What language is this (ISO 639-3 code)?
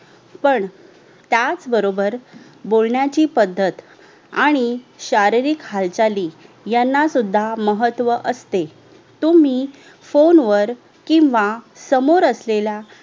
mar